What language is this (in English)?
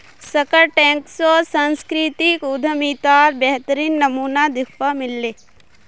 Magahi